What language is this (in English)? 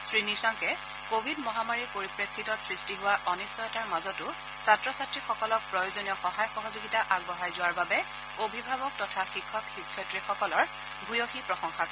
Assamese